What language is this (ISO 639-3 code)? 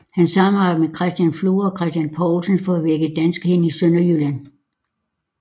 dan